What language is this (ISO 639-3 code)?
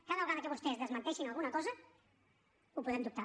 cat